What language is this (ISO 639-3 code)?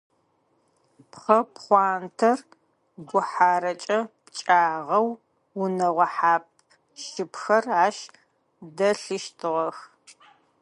ady